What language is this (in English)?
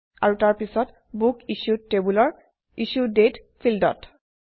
Assamese